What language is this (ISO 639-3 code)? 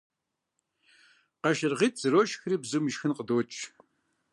kbd